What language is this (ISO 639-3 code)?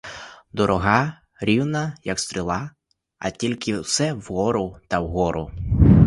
ukr